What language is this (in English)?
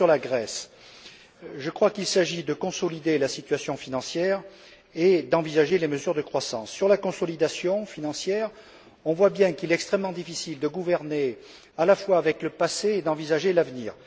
French